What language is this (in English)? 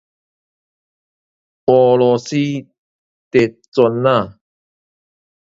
Min Nan Chinese